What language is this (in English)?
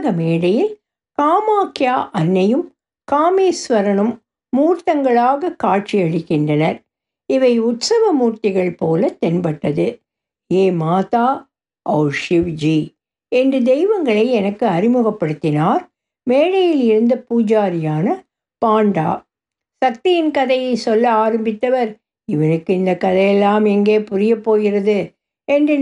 Tamil